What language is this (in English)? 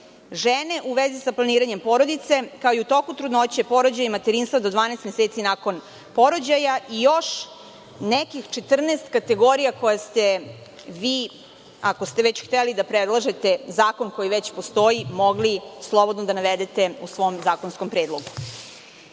Serbian